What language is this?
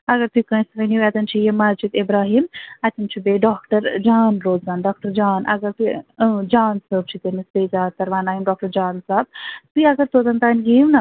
Kashmiri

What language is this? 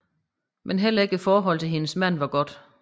Danish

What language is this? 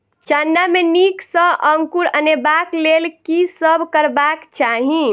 Maithili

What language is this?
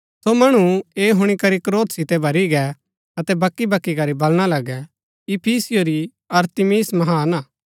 Gaddi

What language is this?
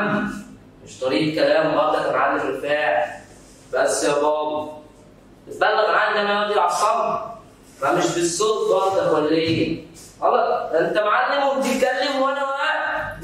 Arabic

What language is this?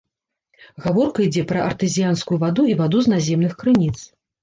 Belarusian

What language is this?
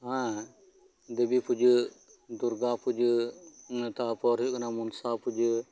Santali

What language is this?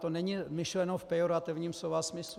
Czech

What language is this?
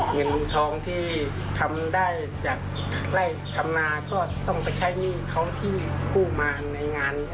Thai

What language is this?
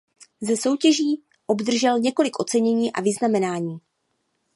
Czech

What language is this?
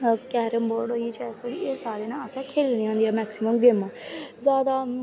Dogri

